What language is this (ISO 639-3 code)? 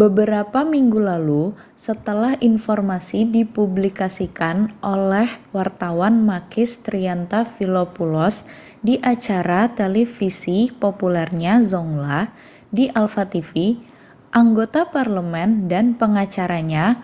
ind